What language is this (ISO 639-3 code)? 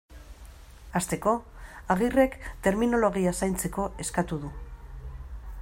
eus